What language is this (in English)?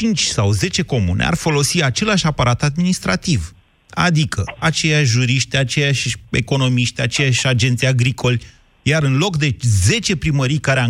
Romanian